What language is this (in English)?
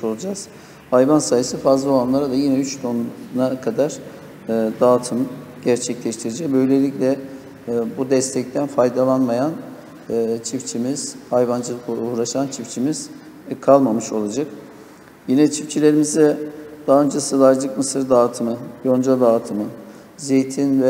Turkish